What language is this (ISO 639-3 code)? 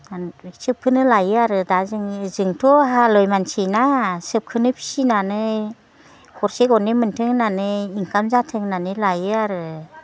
brx